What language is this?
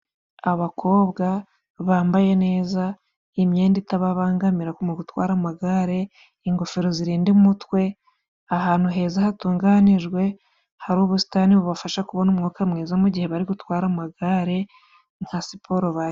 Kinyarwanda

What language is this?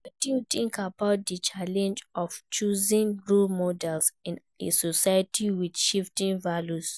Nigerian Pidgin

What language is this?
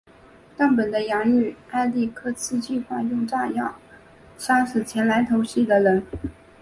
Chinese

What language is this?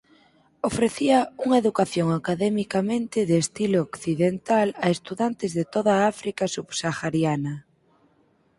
Galician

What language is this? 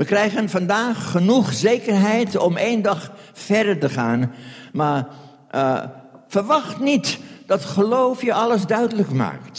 Dutch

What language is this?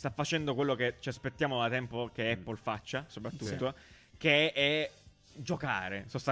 Italian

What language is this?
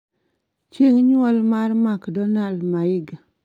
Luo (Kenya and Tanzania)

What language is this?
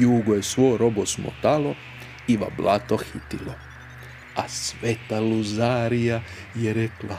Croatian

